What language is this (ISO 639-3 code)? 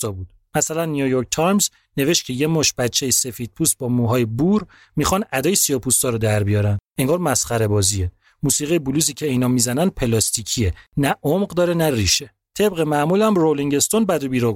fas